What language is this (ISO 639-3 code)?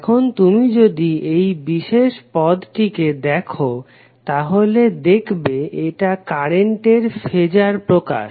ben